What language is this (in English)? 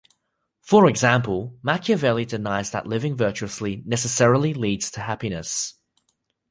English